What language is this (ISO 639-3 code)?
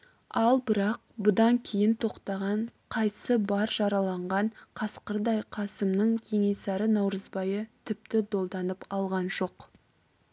kaz